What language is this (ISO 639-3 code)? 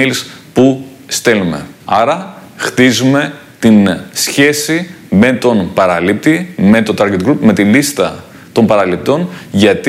ell